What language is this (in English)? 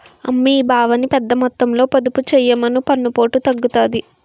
Telugu